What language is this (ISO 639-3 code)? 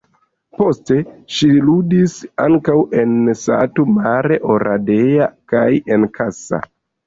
epo